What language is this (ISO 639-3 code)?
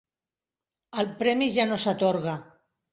cat